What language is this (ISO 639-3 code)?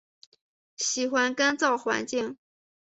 zho